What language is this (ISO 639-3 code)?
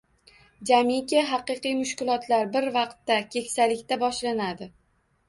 uzb